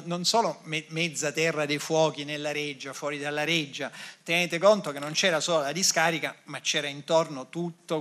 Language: Italian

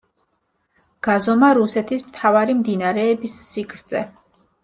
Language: Georgian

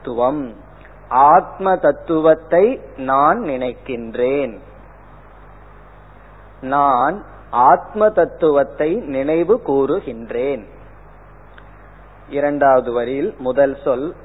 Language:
Tamil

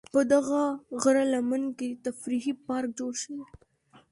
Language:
Pashto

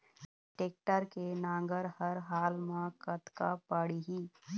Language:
Chhattisgarhi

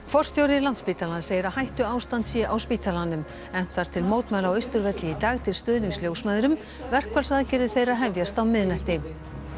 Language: Icelandic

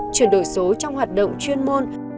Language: Vietnamese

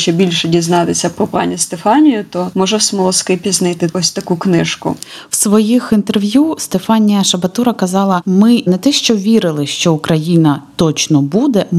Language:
Ukrainian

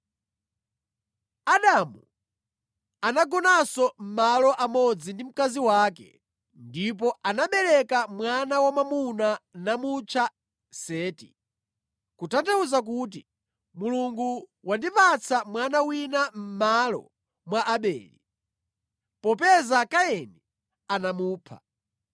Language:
Nyanja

